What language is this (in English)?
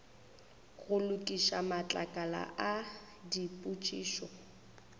Northern Sotho